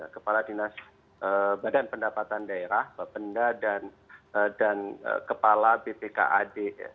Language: Indonesian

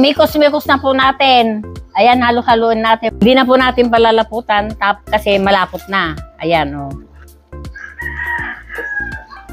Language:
Filipino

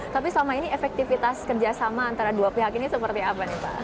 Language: Indonesian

